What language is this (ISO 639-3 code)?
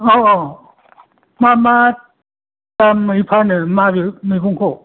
brx